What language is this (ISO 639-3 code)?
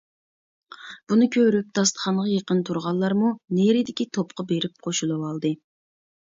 uig